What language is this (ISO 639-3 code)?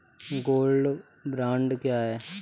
hin